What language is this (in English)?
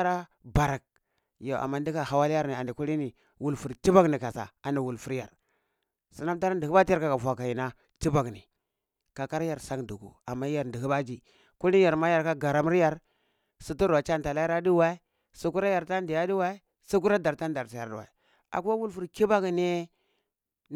Cibak